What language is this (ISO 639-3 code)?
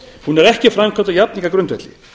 isl